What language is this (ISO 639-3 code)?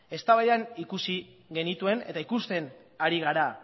eus